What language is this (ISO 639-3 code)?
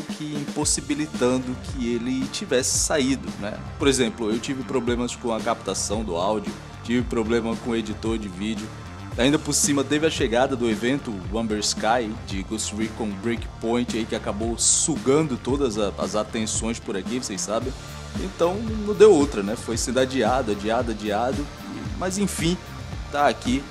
por